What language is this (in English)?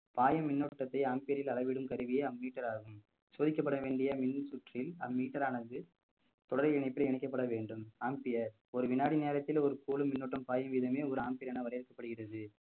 Tamil